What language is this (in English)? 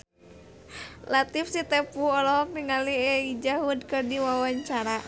Sundanese